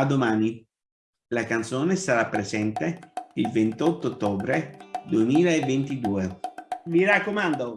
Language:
Italian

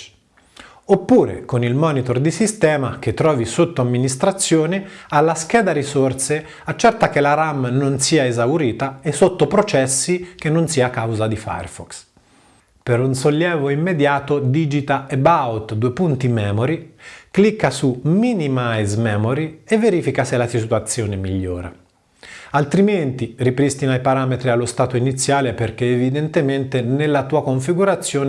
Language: Italian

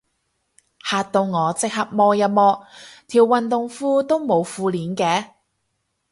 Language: Cantonese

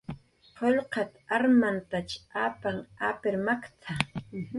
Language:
Jaqaru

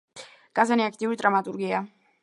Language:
Georgian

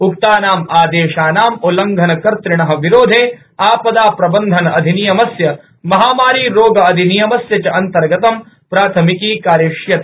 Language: Sanskrit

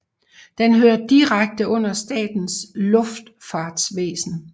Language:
Danish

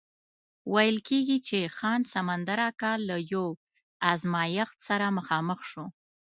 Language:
Pashto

